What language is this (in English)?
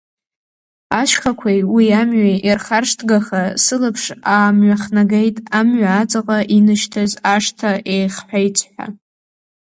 Abkhazian